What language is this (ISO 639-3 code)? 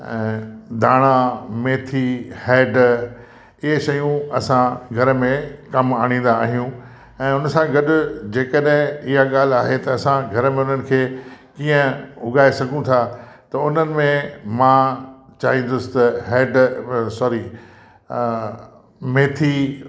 snd